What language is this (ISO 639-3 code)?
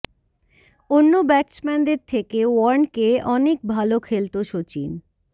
ben